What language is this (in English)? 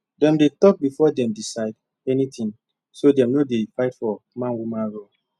Nigerian Pidgin